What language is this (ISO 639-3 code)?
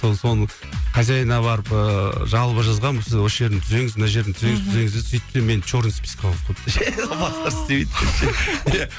kaz